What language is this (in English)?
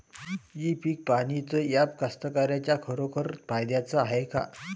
Marathi